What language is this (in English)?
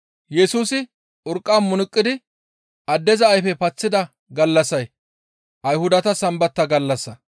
Gamo